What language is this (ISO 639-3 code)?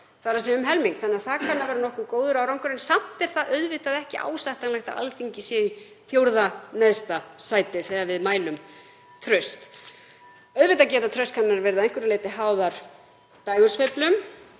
isl